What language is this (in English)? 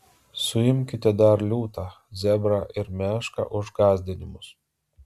Lithuanian